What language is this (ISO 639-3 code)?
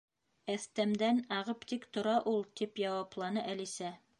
bak